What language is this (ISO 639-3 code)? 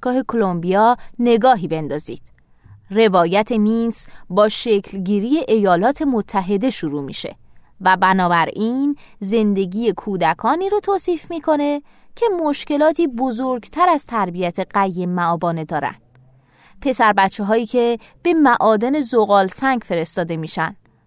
fas